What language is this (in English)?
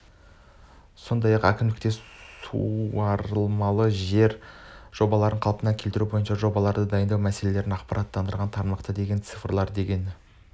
Kazakh